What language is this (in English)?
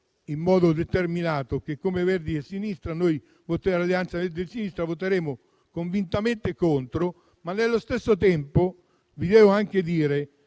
Italian